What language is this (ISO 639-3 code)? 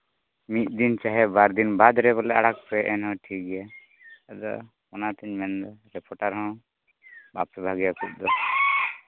sat